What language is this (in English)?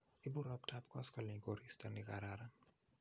Kalenjin